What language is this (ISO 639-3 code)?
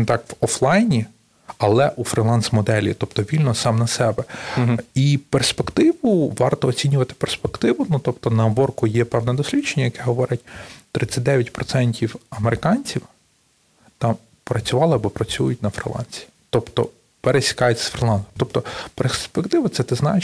ukr